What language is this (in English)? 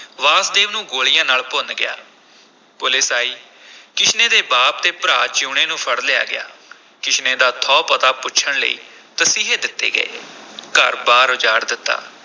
Punjabi